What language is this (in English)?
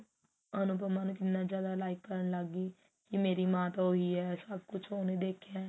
Punjabi